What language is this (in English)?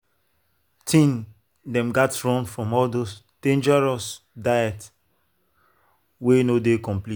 Nigerian Pidgin